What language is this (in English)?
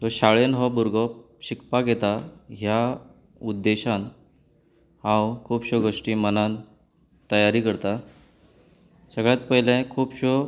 Konkani